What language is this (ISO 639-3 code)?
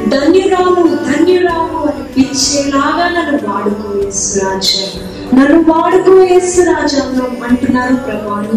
tel